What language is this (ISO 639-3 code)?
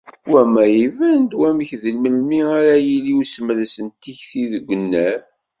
kab